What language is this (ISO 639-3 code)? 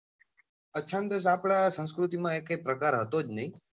guj